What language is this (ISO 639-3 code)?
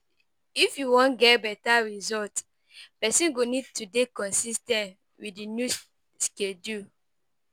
pcm